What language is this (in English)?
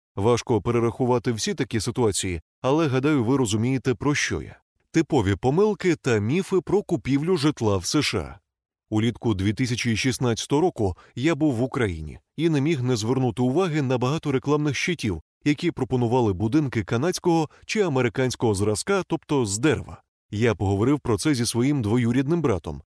Ukrainian